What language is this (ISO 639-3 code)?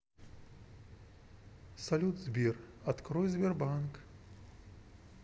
rus